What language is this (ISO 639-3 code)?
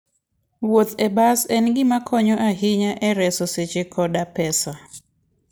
luo